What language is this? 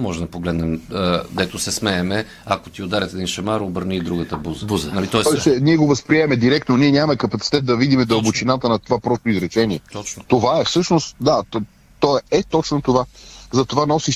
Bulgarian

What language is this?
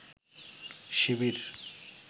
Bangla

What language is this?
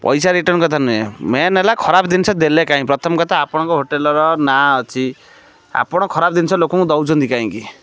Odia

